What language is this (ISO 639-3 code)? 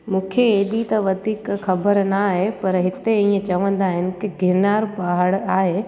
snd